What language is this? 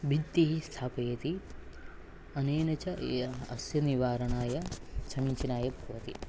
Sanskrit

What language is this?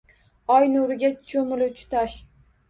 Uzbek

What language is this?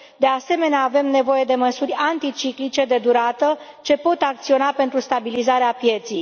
Romanian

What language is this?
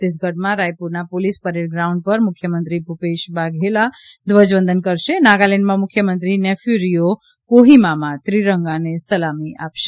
Gujarati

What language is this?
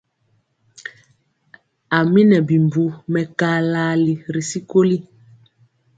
Mpiemo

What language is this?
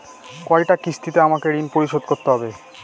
Bangla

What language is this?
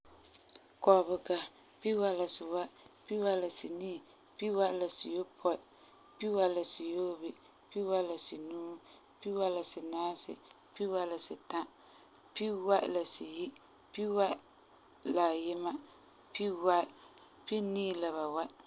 Frafra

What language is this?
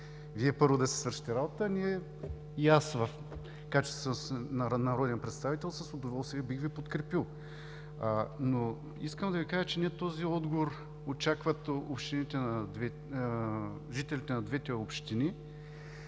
Bulgarian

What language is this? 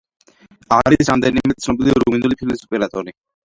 Georgian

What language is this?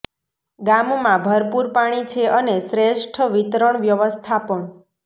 Gujarati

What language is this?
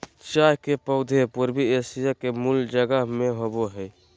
Magahi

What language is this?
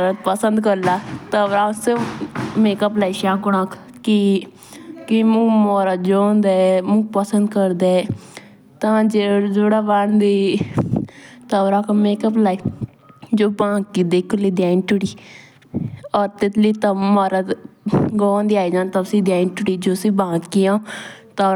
Jaunsari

